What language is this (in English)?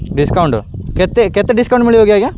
Odia